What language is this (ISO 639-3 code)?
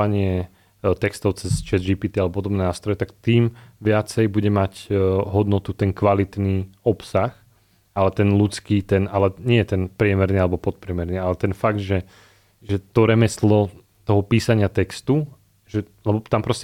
slk